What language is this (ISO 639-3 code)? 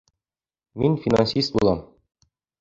bak